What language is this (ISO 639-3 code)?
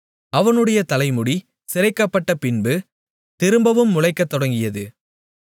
tam